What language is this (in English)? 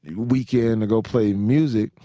English